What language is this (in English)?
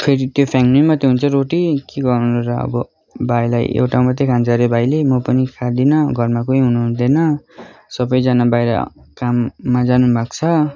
Nepali